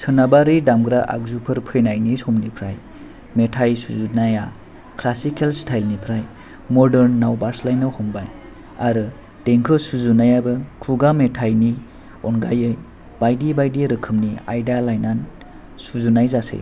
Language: Bodo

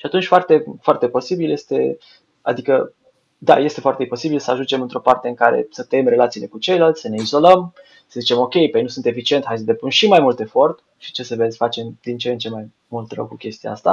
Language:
Romanian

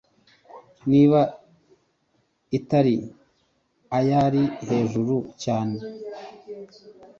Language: Kinyarwanda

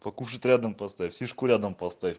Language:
Russian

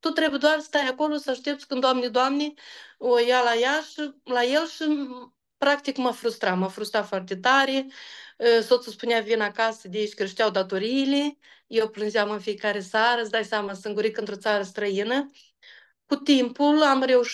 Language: Romanian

